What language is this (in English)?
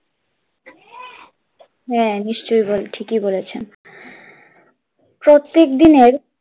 Bangla